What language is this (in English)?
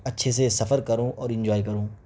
Urdu